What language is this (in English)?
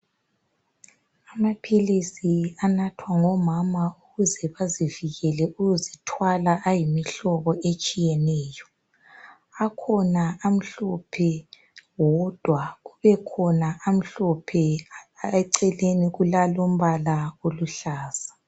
North Ndebele